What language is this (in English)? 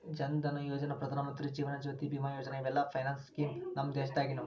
Kannada